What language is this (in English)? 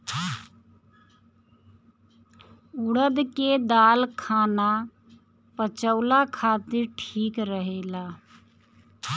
Bhojpuri